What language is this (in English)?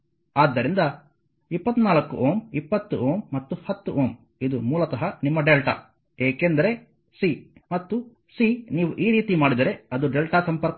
Kannada